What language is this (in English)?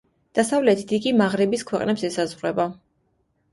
Georgian